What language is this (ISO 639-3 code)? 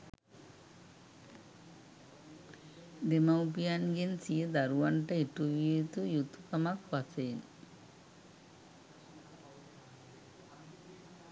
sin